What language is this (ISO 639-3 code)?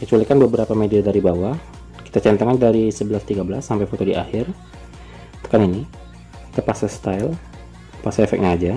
ind